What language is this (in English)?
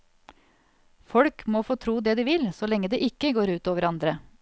Norwegian